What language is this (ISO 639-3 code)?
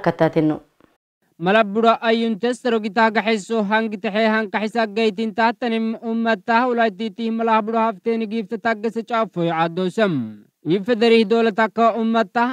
ara